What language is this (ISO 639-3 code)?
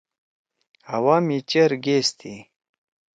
trw